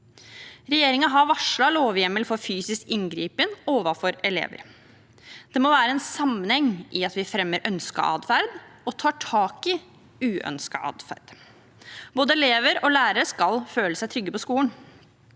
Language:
Norwegian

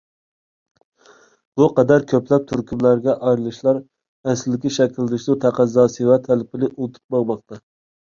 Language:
Uyghur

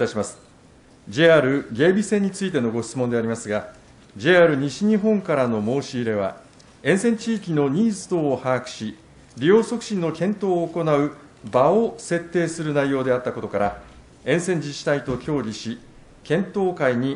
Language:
Japanese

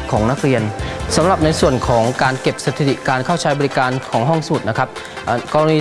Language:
Thai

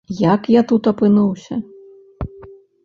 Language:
Belarusian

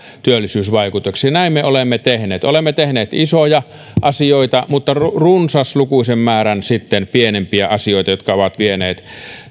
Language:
Finnish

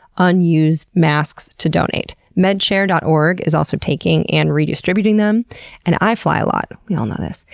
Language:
English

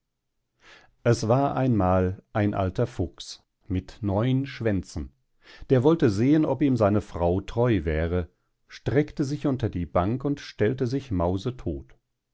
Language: German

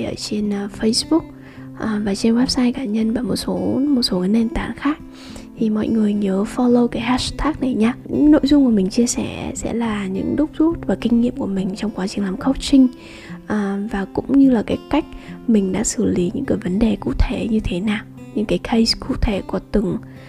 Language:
Vietnamese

